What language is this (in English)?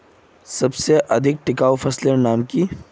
Magahi